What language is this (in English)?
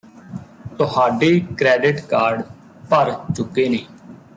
Punjabi